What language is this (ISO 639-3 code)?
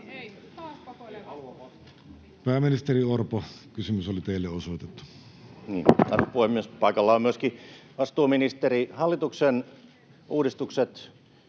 fin